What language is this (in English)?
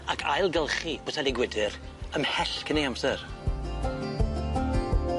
Welsh